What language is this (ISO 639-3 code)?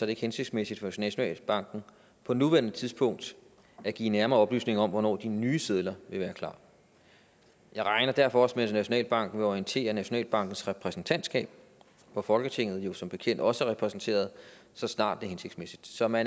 dan